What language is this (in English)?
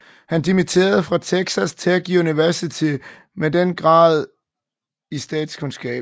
Danish